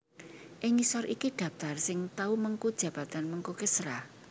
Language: Javanese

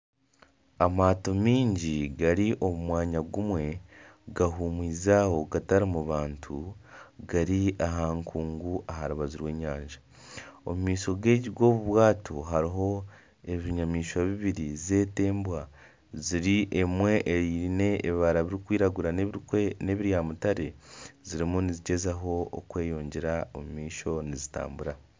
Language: Nyankole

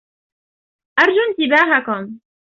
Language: Arabic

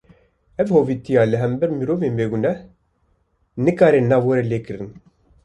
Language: Kurdish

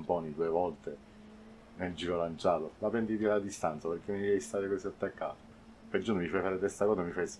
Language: Italian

